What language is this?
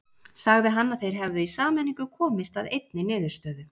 Icelandic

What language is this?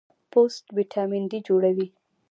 Pashto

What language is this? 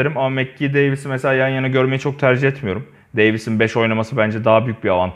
Turkish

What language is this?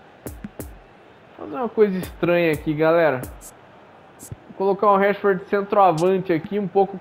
Portuguese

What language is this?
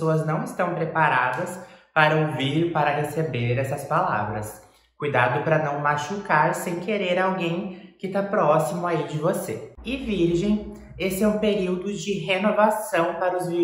Portuguese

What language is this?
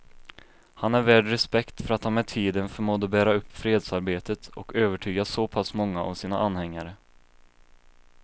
Swedish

